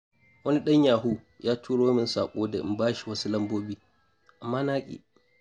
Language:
Hausa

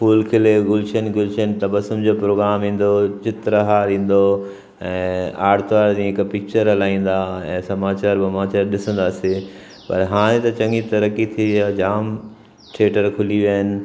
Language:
Sindhi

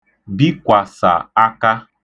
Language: Igbo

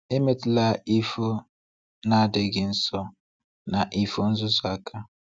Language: Igbo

